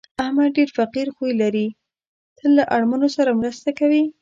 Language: Pashto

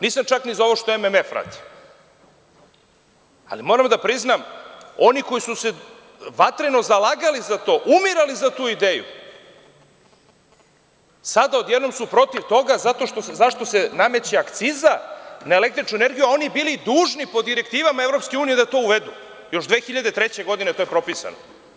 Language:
Serbian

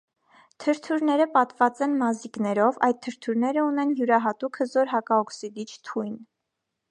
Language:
Armenian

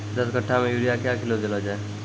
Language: Maithili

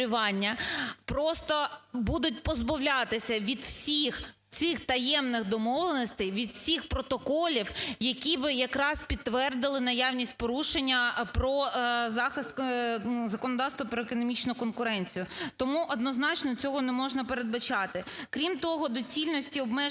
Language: Ukrainian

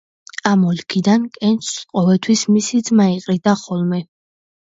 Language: Georgian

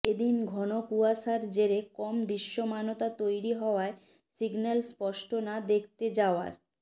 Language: Bangla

